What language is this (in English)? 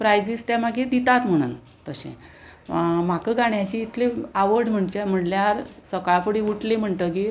Konkani